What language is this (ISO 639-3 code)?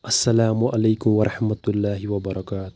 kas